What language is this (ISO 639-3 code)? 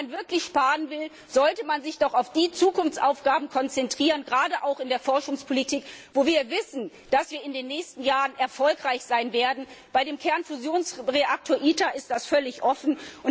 deu